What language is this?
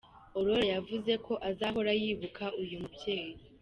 Kinyarwanda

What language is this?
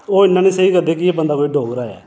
Dogri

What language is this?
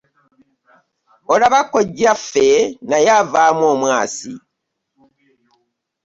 Ganda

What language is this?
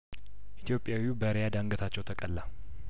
Amharic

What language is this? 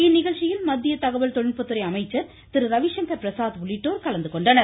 Tamil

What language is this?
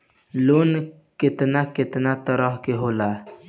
Bhojpuri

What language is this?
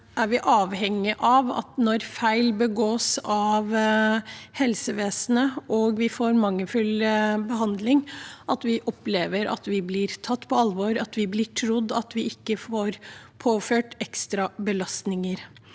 Norwegian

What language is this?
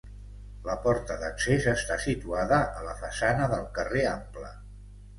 Catalan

